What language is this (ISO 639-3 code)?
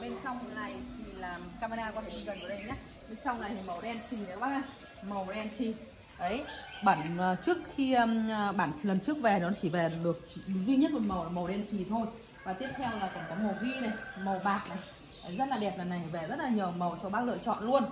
vie